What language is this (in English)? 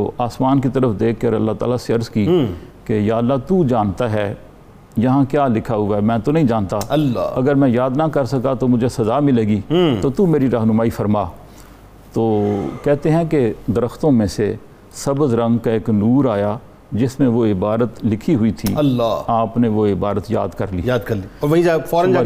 Urdu